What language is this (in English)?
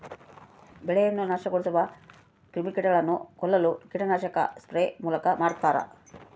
Kannada